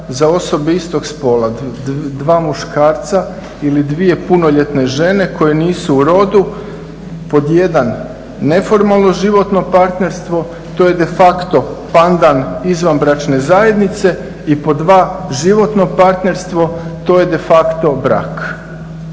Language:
Croatian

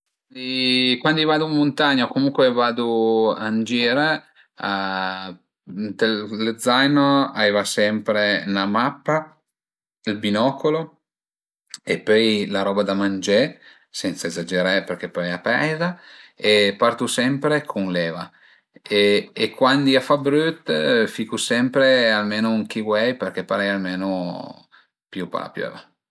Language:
Piedmontese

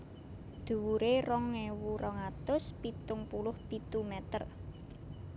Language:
Javanese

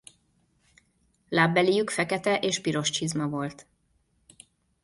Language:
Hungarian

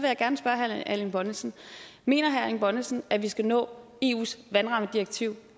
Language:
Danish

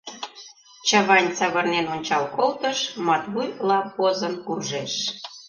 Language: Mari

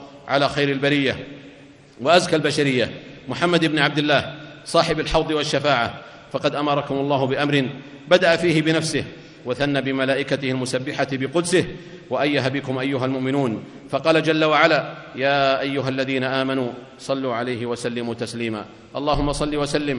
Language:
Arabic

